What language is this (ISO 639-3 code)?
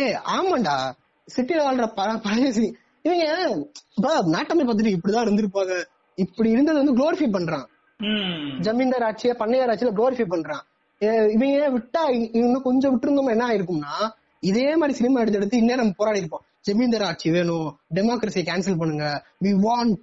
tam